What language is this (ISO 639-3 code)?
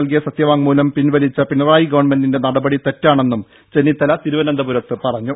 mal